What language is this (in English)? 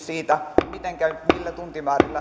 Finnish